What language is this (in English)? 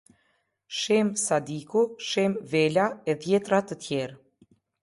Albanian